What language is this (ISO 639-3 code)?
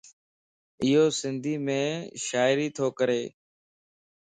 lss